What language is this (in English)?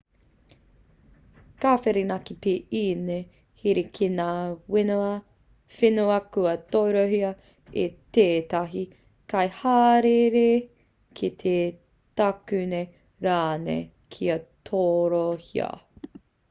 Māori